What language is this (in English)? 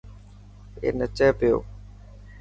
Dhatki